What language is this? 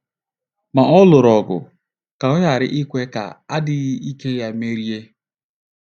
Igbo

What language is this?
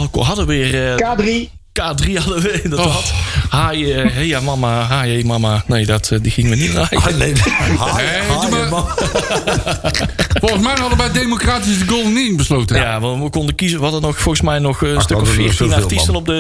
Dutch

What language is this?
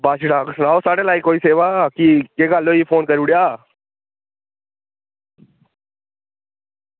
Dogri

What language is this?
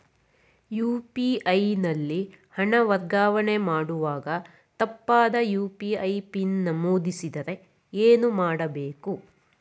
Kannada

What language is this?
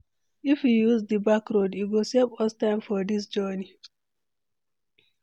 Nigerian Pidgin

